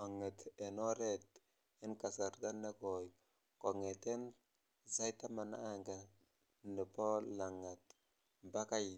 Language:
Kalenjin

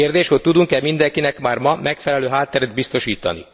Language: Hungarian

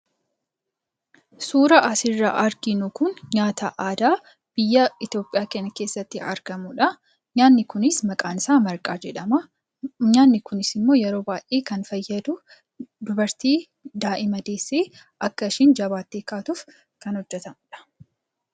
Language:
Oromo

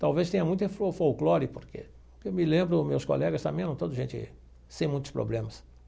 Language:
Portuguese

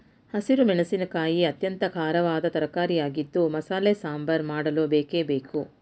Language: Kannada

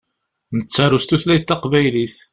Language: Kabyle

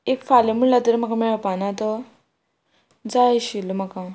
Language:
Konkani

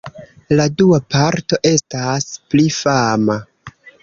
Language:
Esperanto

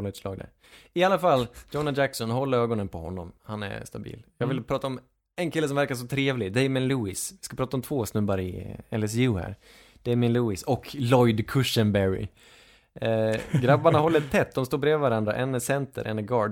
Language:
Swedish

